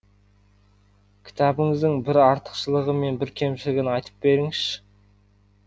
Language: Kazakh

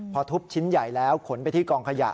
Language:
Thai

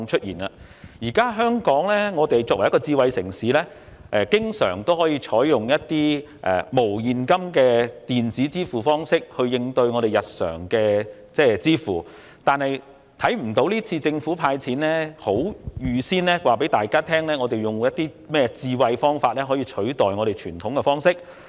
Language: Cantonese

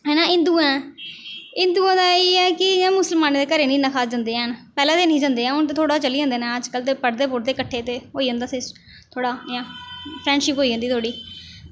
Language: Dogri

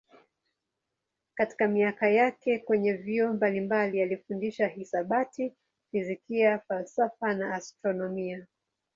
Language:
Swahili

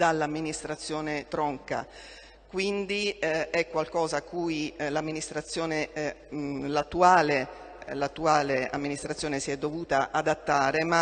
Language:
Italian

